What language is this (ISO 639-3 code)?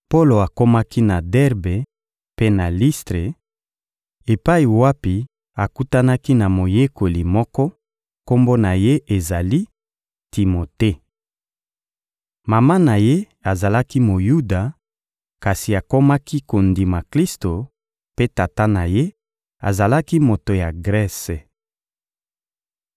lin